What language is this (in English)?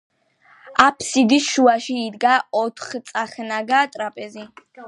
Georgian